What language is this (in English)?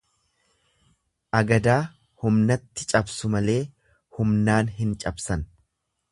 Oromo